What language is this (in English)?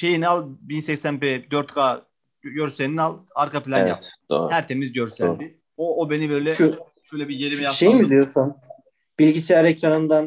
Turkish